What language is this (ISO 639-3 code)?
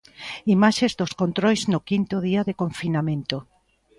glg